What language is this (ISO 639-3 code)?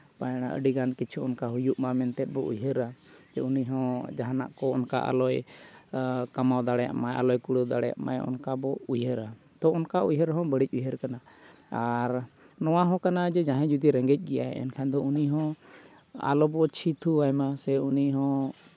sat